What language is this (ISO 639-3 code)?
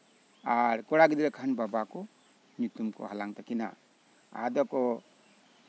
sat